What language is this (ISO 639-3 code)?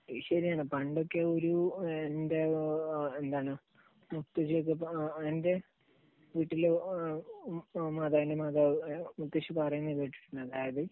mal